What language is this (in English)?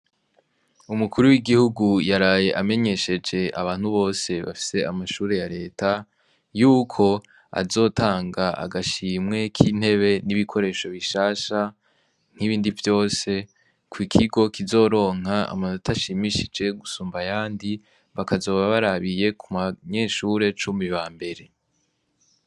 Rundi